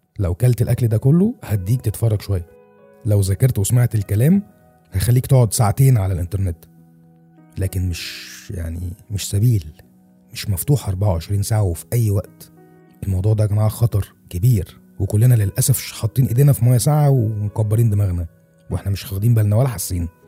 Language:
Arabic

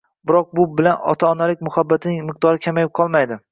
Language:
Uzbek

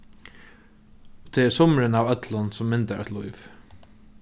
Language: Faroese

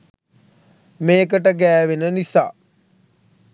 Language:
Sinhala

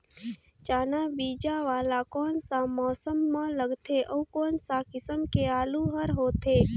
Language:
Chhattisgarhi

